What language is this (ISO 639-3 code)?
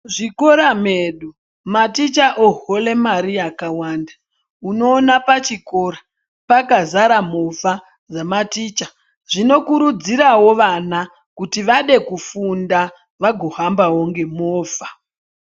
ndc